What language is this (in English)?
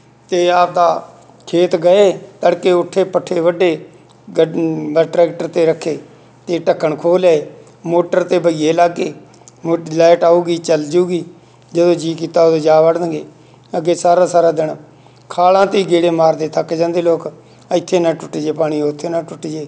Punjabi